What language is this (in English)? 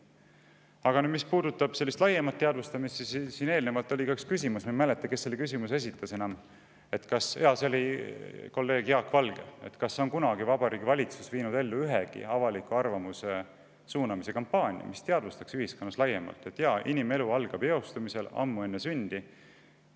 Estonian